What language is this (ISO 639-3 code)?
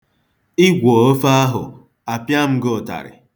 ibo